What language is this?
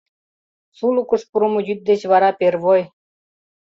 Mari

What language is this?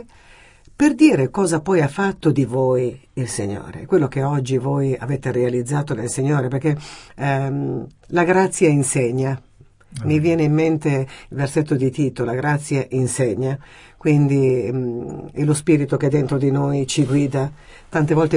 Italian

